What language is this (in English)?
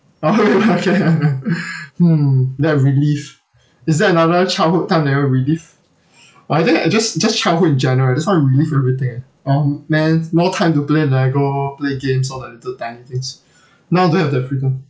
English